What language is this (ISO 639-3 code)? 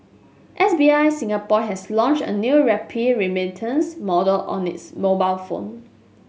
eng